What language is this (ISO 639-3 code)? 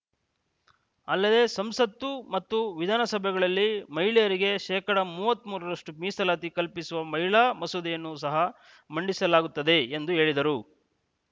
kan